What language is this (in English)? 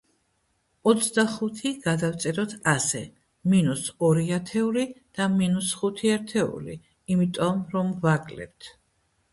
Georgian